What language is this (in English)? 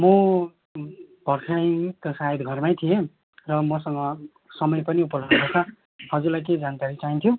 Nepali